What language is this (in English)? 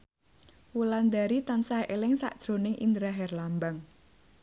Javanese